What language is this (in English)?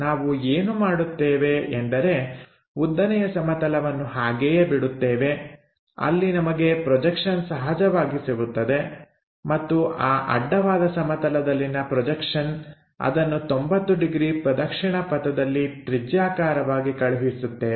Kannada